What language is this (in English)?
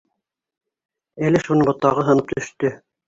Bashkir